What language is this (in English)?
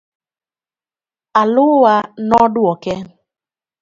Luo (Kenya and Tanzania)